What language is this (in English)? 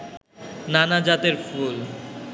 Bangla